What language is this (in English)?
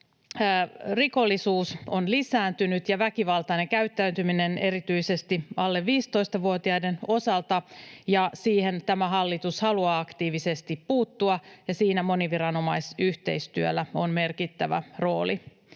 Finnish